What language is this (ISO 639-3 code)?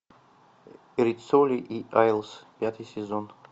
rus